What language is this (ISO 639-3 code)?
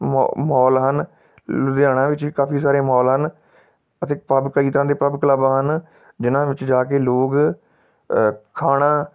pan